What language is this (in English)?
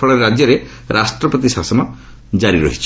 Odia